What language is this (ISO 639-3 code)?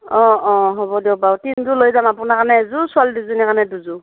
asm